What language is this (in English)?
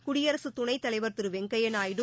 Tamil